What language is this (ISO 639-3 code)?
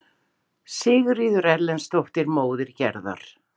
isl